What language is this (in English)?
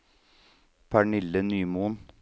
Norwegian